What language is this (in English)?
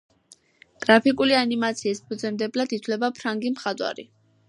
Georgian